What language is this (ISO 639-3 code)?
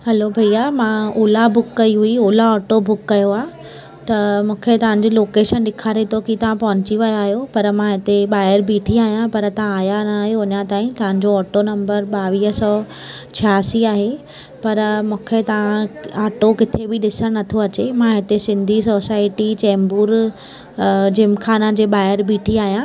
snd